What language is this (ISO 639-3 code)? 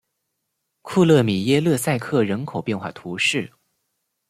zho